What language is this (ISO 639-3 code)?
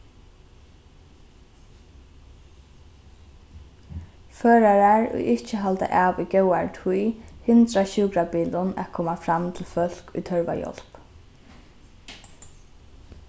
fao